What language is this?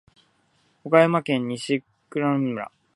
Japanese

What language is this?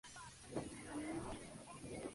Spanish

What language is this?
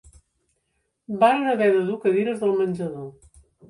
Catalan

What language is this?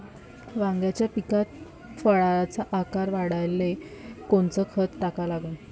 Marathi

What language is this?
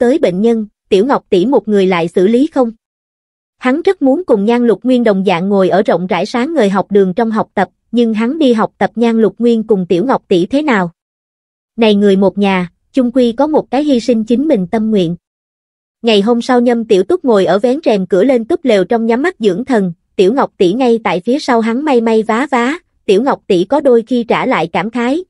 Vietnamese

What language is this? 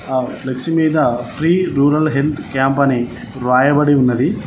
Telugu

